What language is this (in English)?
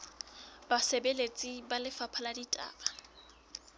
Southern Sotho